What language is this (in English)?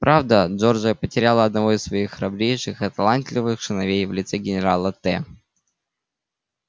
Russian